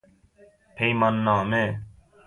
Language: Persian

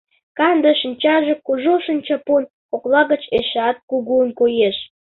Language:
Mari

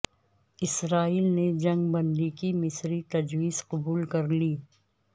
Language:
Urdu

